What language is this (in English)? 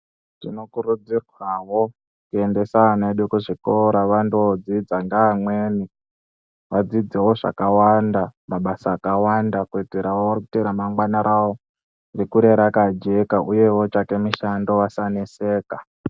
Ndau